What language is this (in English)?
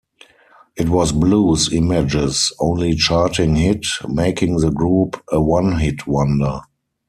English